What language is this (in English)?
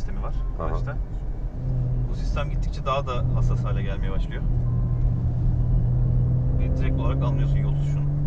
Turkish